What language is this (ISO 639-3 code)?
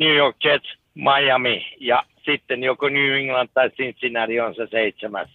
fin